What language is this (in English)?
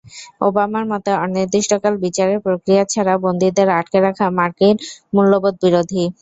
Bangla